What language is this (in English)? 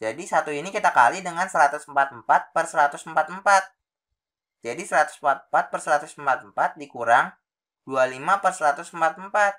Indonesian